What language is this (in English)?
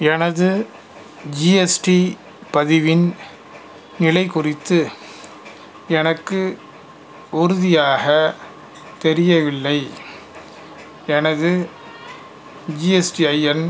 Tamil